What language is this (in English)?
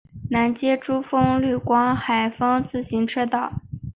Chinese